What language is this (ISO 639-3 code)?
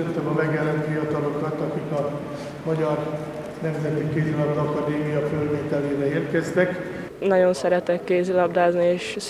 hun